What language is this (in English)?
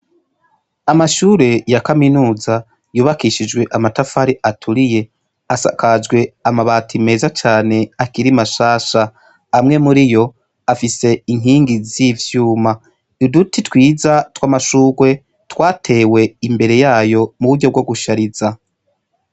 Rundi